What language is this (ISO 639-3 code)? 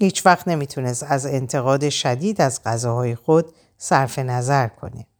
fas